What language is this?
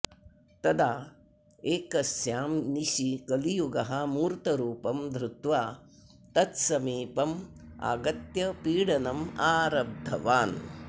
Sanskrit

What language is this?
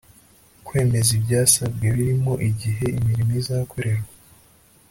Kinyarwanda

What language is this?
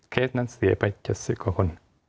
Thai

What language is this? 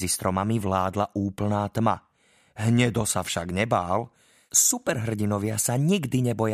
Slovak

